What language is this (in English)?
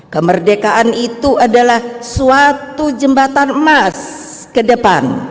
Indonesian